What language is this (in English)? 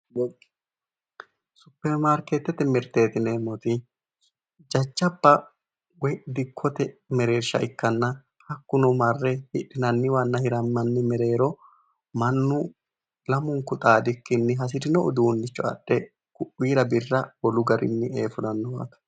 Sidamo